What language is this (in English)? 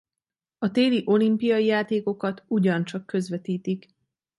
Hungarian